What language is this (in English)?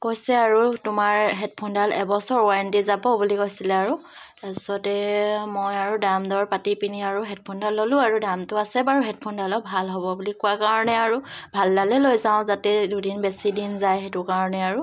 Assamese